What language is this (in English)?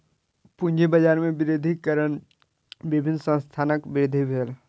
Maithili